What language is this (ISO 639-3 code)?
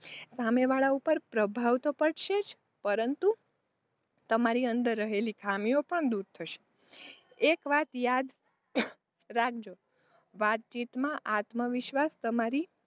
guj